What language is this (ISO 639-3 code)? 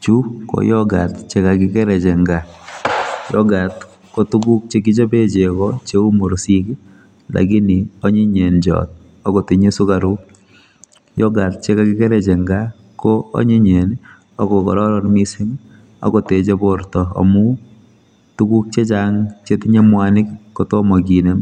kln